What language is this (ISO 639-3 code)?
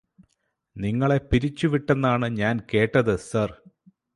mal